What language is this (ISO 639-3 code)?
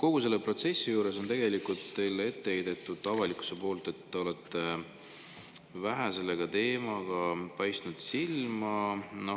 est